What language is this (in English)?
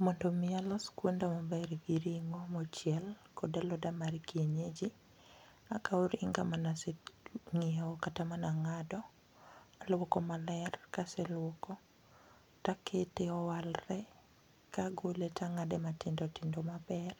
Luo (Kenya and Tanzania)